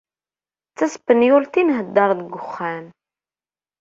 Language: Kabyle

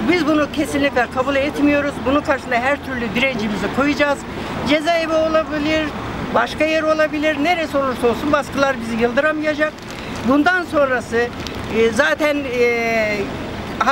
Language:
Turkish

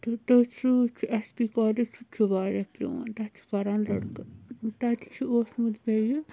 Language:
Kashmiri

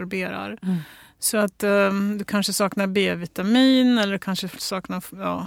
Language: Swedish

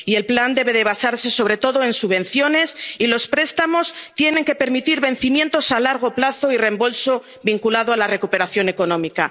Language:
Spanish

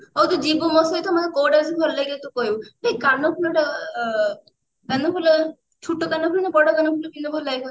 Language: Odia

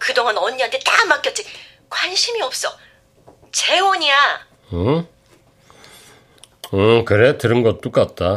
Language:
Korean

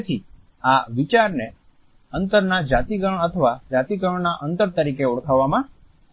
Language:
Gujarati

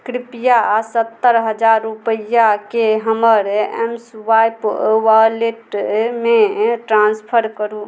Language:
Maithili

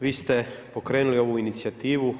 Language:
Croatian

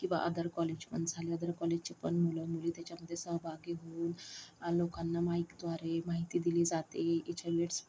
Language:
Marathi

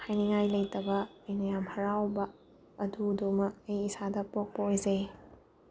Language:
Manipuri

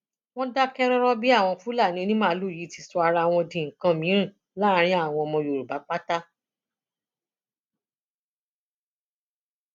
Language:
Yoruba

